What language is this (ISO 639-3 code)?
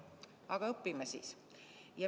est